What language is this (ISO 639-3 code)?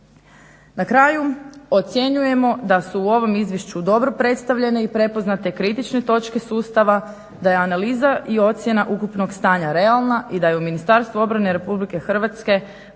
hrv